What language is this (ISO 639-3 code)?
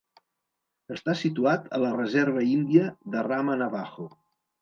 cat